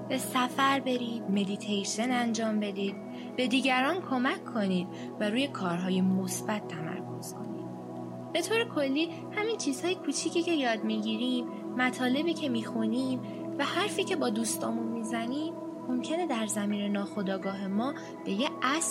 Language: Persian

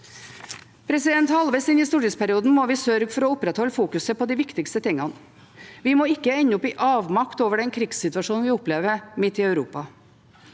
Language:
Norwegian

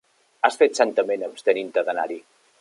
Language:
Catalan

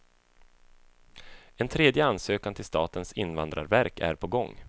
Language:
Swedish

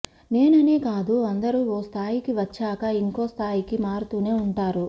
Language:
Telugu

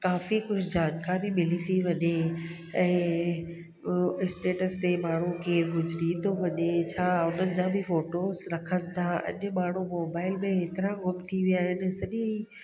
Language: Sindhi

